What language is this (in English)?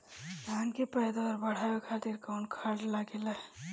Bhojpuri